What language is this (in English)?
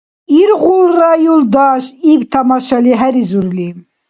Dargwa